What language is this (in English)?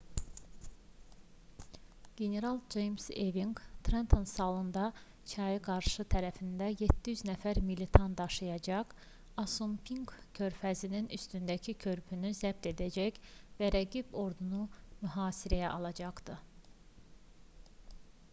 Azerbaijani